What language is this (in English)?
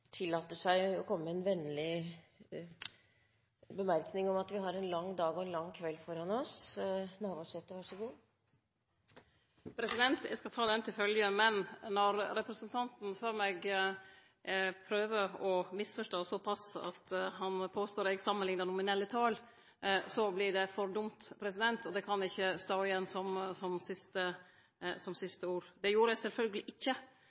Norwegian